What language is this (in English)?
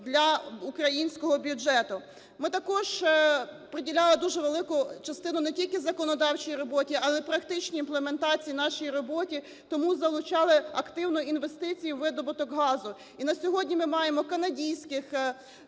Ukrainian